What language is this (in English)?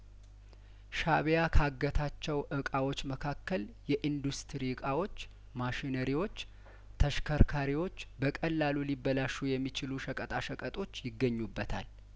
Amharic